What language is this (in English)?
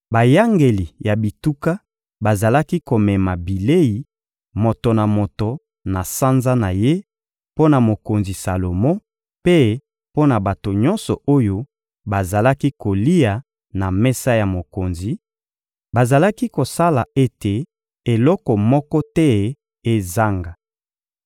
Lingala